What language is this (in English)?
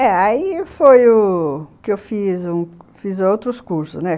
Portuguese